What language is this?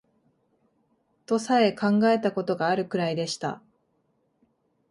Japanese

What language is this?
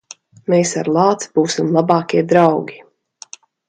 Latvian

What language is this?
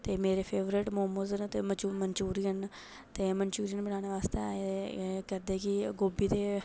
Dogri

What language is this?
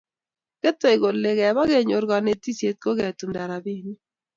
Kalenjin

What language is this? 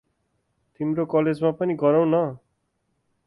Nepali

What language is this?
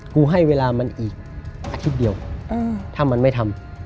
Thai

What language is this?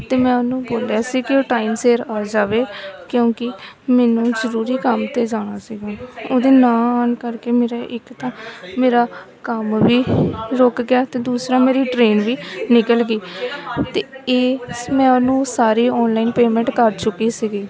Punjabi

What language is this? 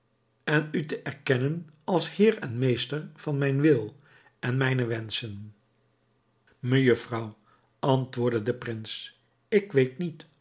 Dutch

